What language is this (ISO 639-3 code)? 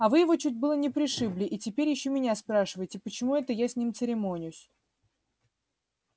rus